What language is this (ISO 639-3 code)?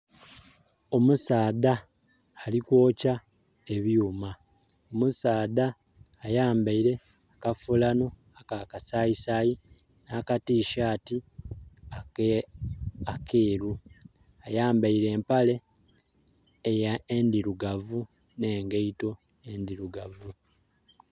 xog